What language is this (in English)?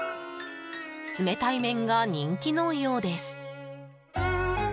Japanese